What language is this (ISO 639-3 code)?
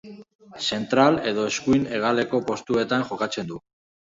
eus